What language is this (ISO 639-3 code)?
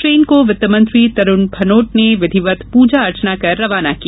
hin